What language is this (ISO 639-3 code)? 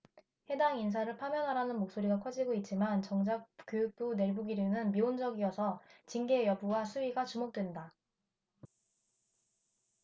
kor